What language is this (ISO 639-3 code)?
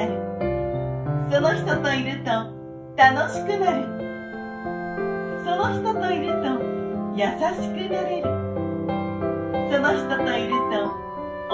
jpn